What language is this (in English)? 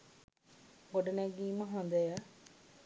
Sinhala